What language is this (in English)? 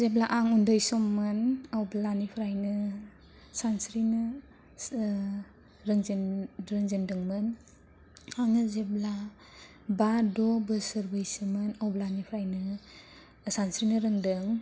Bodo